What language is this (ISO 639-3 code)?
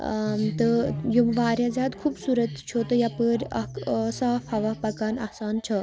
kas